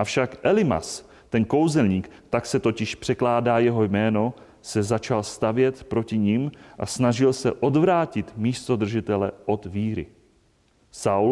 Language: Czech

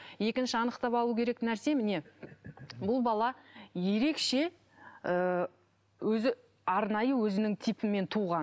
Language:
Kazakh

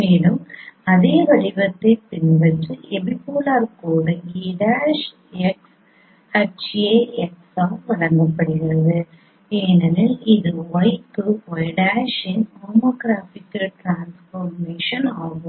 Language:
Tamil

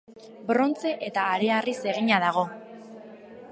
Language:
Basque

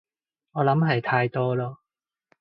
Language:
Cantonese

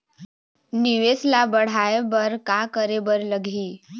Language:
Chhattisgarhi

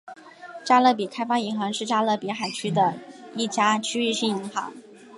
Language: Chinese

